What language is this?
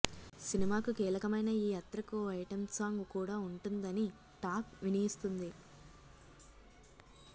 Telugu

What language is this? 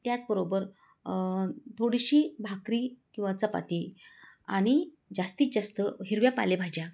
Marathi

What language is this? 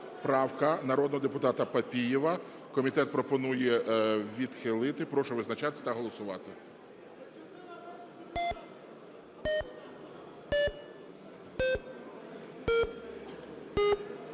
Ukrainian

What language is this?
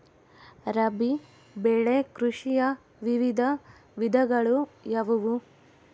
Kannada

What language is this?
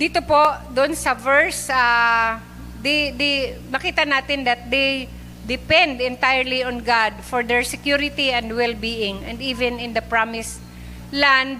Filipino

